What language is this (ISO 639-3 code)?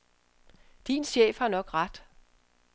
dan